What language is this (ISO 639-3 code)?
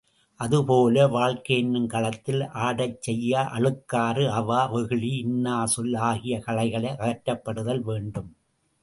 tam